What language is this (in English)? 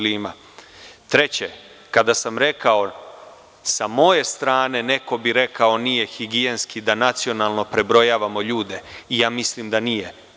Serbian